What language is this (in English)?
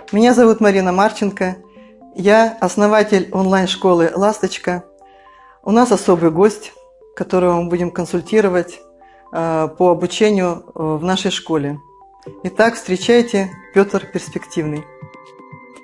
Russian